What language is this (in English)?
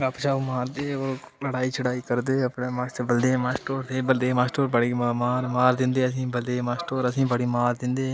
Dogri